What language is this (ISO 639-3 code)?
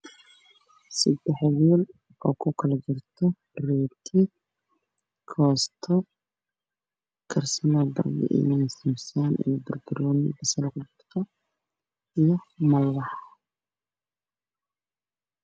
som